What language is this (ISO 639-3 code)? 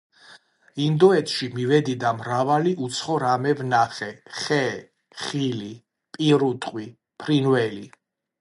kat